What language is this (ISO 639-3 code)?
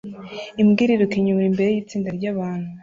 kin